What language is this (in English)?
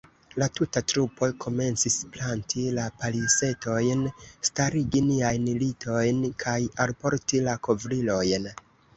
Esperanto